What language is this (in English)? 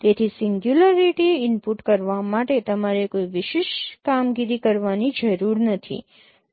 Gujarati